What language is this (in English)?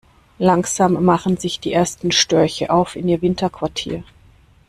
German